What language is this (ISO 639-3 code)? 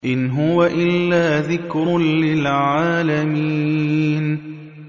ara